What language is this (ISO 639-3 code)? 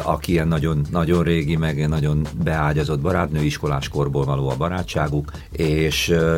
hun